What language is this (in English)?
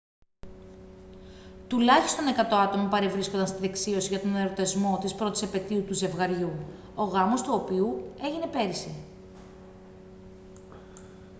Greek